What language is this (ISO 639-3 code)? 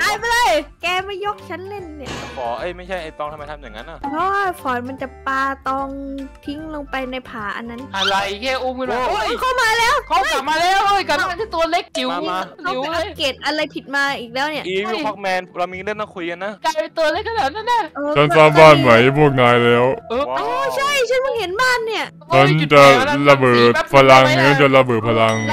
tha